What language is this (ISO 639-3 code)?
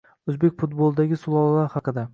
uzb